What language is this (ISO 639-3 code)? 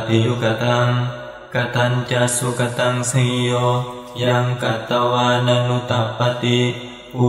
ind